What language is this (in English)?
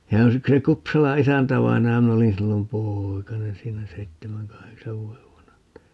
Finnish